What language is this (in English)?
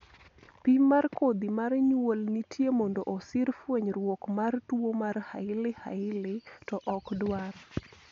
Luo (Kenya and Tanzania)